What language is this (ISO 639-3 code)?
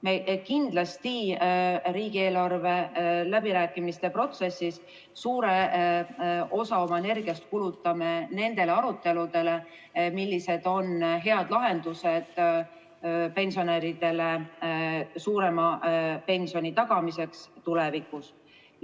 est